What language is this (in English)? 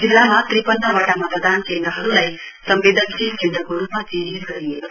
Nepali